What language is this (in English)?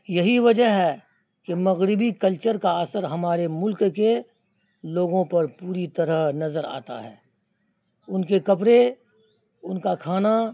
Urdu